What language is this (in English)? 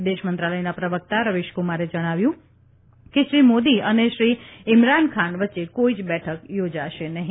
Gujarati